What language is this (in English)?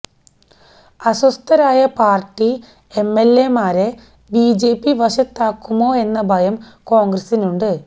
Malayalam